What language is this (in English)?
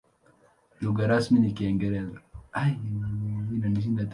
Swahili